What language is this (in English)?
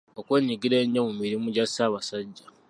Ganda